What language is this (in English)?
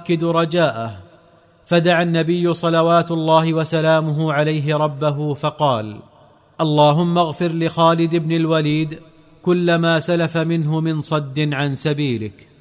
Arabic